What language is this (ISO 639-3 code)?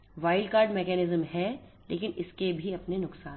hin